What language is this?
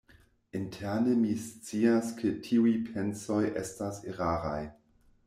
Esperanto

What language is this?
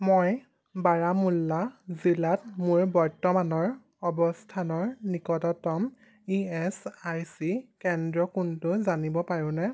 Assamese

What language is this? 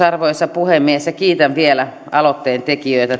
Finnish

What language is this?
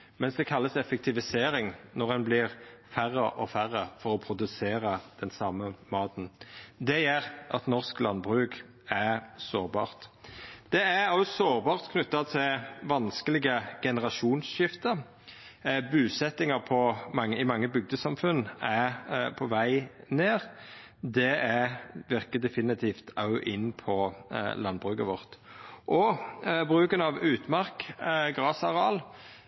Norwegian Nynorsk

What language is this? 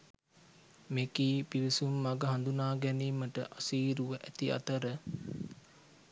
Sinhala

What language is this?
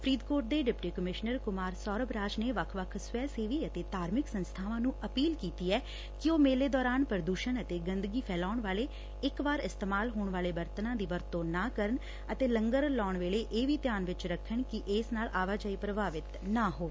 Punjabi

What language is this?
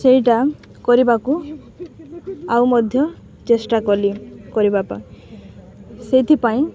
Odia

